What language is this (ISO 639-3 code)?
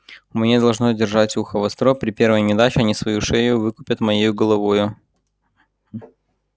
rus